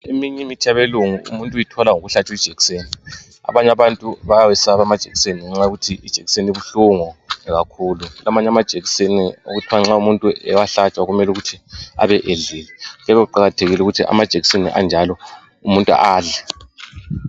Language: North Ndebele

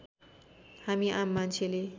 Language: Nepali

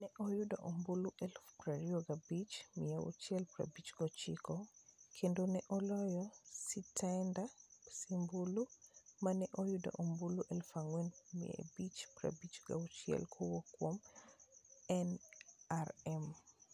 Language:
Luo (Kenya and Tanzania)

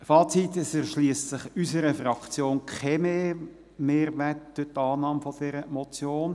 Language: Swiss German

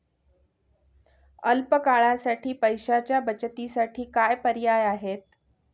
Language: Marathi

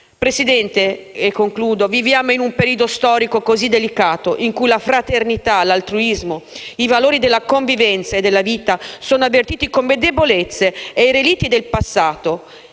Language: Italian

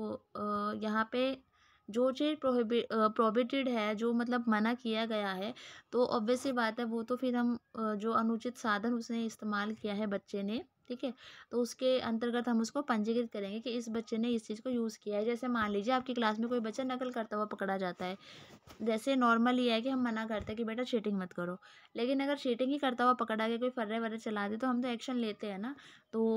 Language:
Hindi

